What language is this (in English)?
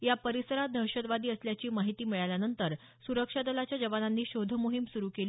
Marathi